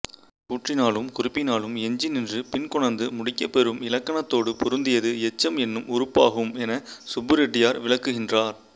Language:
Tamil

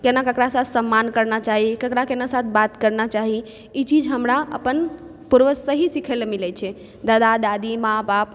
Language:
Maithili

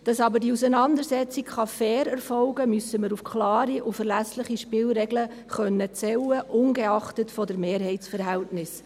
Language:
Swiss German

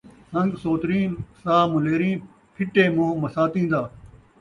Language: Saraiki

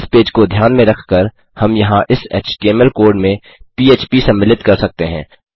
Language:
Hindi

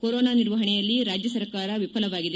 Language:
Kannada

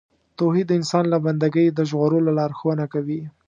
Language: Pashto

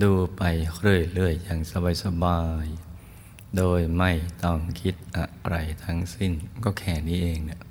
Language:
Thai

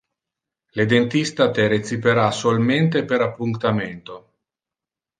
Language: Interlingua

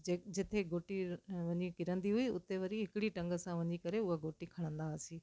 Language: Sindhi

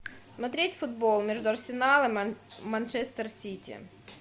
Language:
Russian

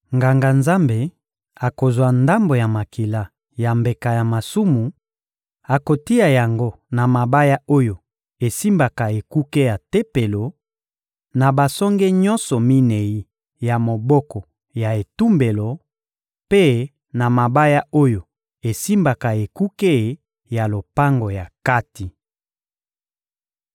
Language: Lingala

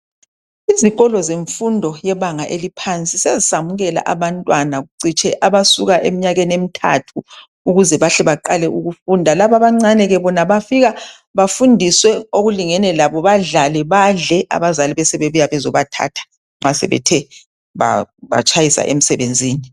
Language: North Ndebele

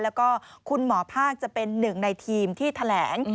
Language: Thai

